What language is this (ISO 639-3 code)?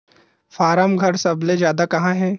hne